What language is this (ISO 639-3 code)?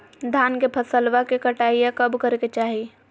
mag